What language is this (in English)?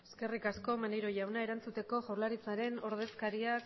Basque